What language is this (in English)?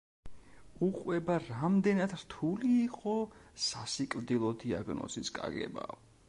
Georgian